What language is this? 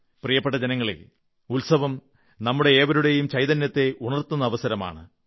Malayalam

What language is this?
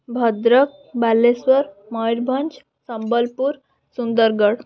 Odia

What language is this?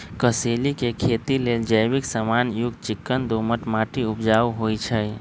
Magahi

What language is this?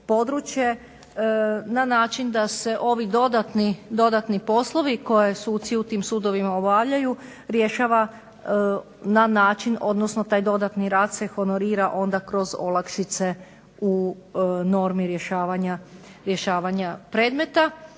Croatian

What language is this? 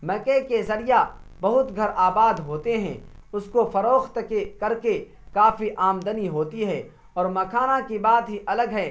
Urdu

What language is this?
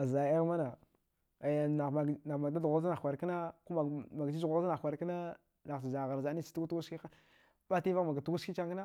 Dghwede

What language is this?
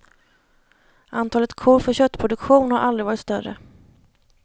Swedish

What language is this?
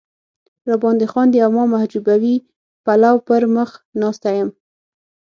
Pashto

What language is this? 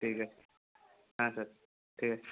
Bangla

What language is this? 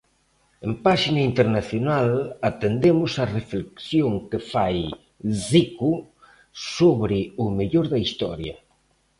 Galician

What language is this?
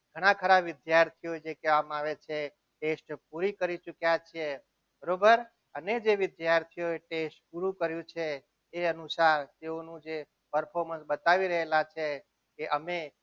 Gujarati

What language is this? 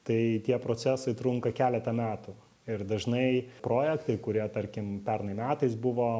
Lithuanian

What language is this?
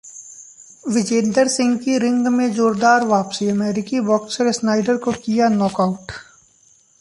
Hindi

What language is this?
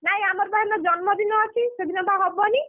Odia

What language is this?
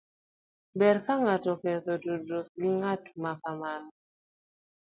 Luo (Kenya and Tanzania)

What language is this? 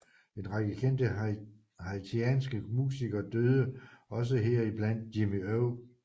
Danish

